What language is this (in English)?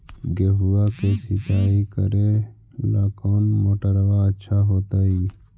Magahi